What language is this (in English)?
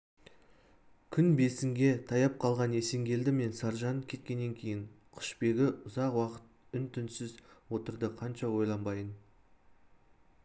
Kazakh